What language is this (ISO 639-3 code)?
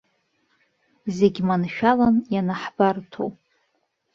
abk